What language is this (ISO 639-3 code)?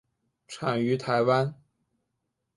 zho